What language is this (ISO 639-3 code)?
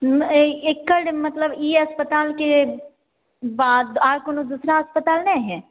mai